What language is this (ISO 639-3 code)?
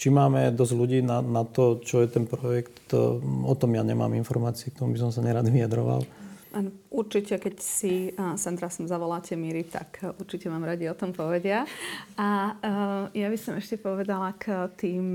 slk